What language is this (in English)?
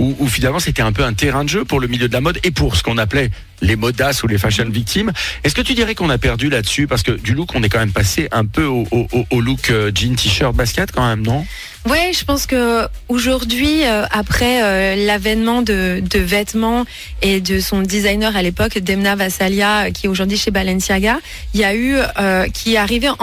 French